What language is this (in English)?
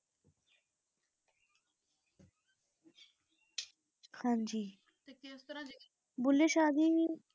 Punjabi